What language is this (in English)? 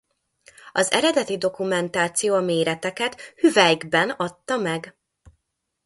Hungarian